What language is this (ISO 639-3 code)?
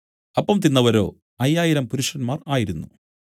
mal